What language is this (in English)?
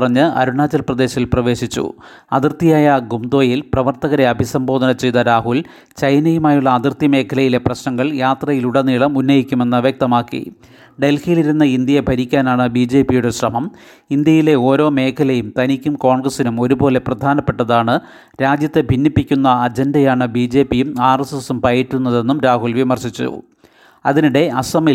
Malayalam